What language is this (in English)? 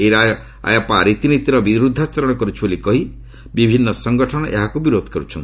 Odia